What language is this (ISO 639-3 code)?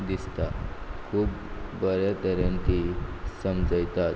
kok